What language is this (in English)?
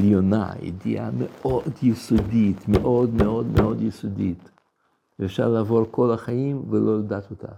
Hebrew